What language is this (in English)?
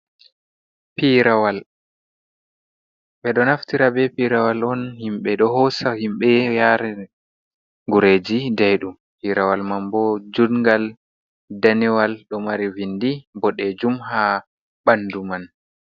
Fula